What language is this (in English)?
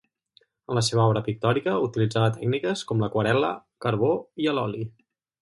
Catalan